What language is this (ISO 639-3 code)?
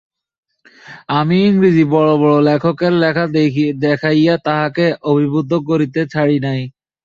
ben